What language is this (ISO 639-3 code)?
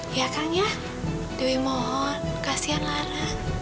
ind